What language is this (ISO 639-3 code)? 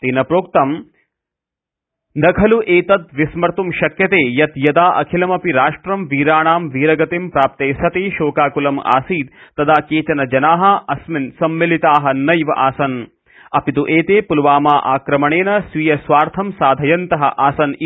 san